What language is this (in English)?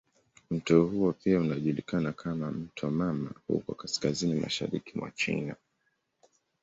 Swahili